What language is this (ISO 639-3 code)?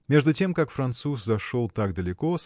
rus